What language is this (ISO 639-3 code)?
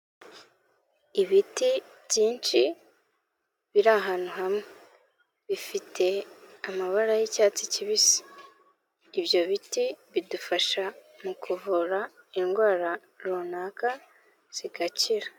kin